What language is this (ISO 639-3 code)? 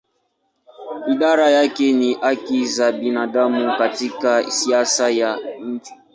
swa